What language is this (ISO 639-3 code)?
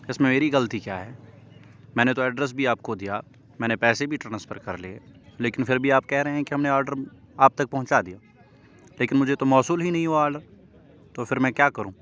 urd